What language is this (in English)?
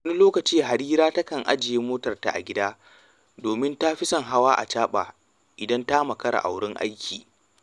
Hausa